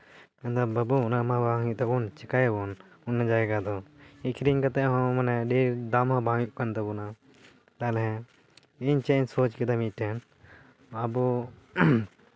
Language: Santali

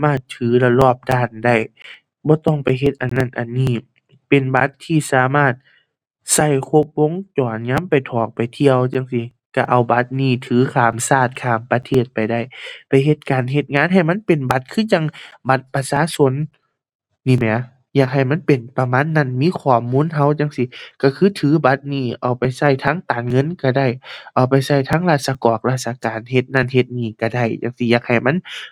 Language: Thai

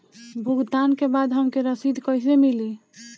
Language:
Bhojpuri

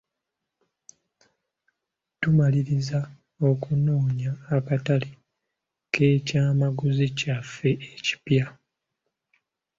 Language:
Ganda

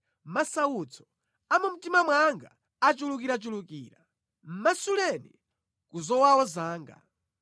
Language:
Nyanja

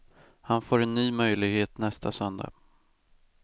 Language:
Swedish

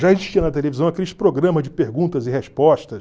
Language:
Portuguese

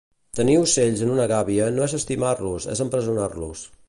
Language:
Catalan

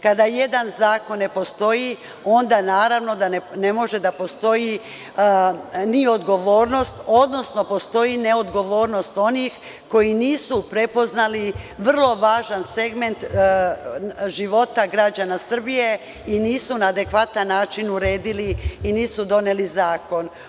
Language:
Serbian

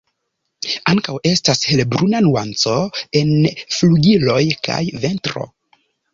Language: Esperanto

